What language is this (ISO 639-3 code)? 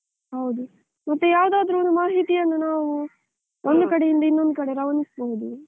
kan